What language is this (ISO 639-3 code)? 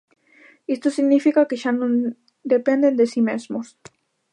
glg